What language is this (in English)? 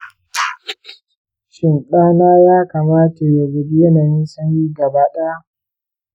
Hausa